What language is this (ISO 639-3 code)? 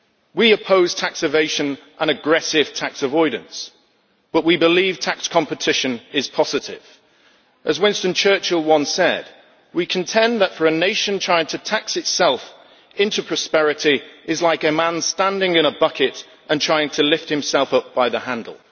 eng